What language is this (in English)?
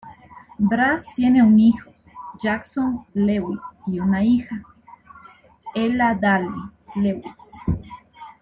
Spanish